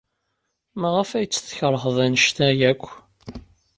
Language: Kabyle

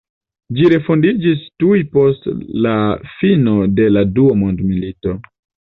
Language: Esperanto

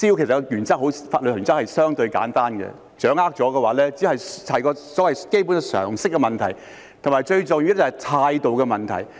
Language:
Cantonese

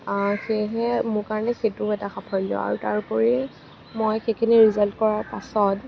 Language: Assamese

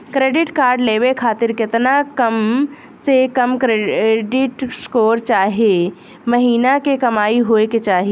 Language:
Bhojpuri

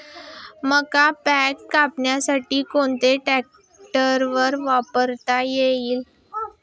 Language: Marathi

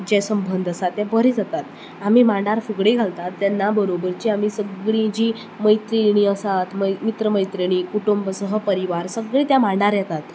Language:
Konkani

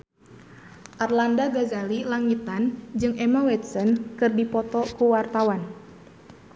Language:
Sundanese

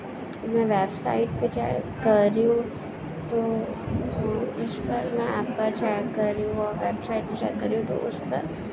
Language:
Urdu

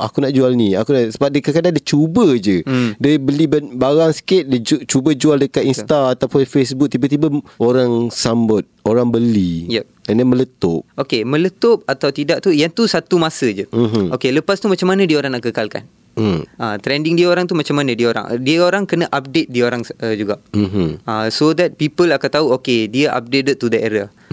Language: Malay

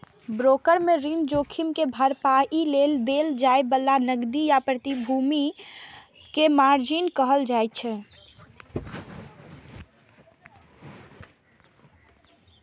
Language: Maithili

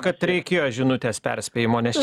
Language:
Lithuanian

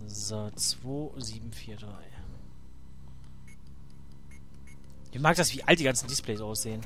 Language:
German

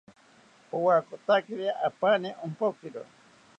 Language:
South Ucayali Ashéninka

